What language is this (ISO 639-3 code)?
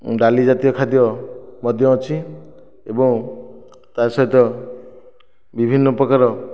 ori